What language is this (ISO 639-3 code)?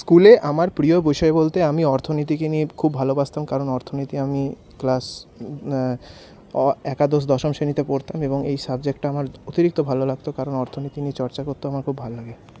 ben